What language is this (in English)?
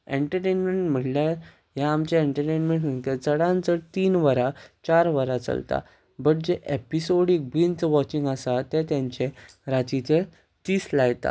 Konkani